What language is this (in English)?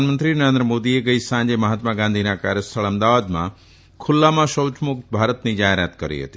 Gujarati